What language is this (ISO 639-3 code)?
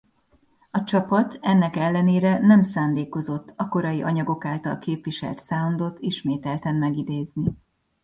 hun